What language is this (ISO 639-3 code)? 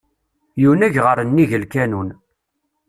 kab